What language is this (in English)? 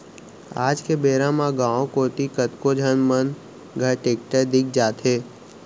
Chhattisgarhi